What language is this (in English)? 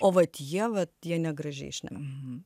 Lithuanian